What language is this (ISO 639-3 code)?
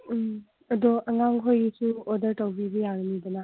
mni